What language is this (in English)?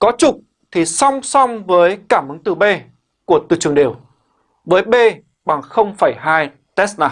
Vietnamese